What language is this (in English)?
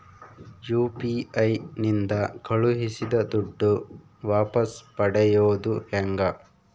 Kannada